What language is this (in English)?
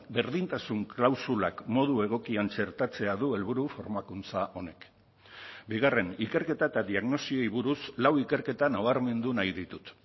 Basque